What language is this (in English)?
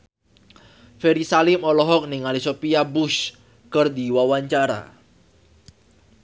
Sundanese